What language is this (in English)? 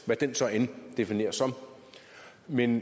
Danish